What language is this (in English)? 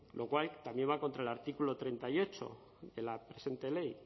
Spanish